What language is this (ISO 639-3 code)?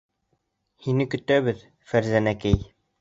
bak